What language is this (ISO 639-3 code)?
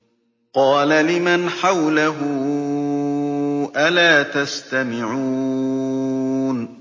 ara